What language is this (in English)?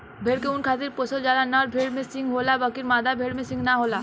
Bhojpuri